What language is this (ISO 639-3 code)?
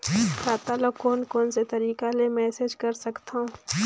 hne